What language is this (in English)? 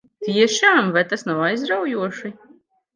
Latvian